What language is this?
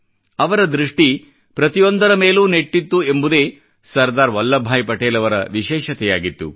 Kannada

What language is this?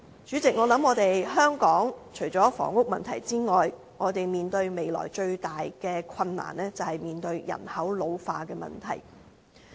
Cantonese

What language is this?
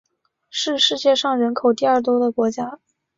Chinese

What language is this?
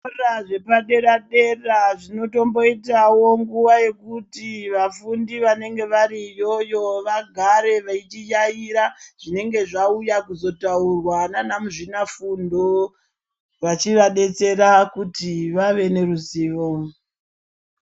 Ndau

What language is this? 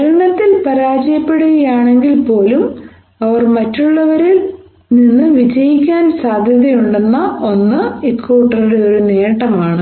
Malayalam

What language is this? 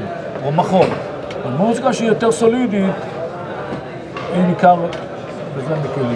Hebrew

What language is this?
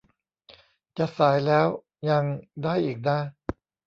Thai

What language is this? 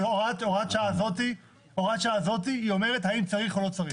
Hebrew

